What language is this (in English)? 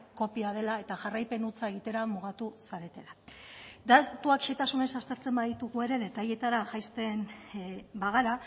Basque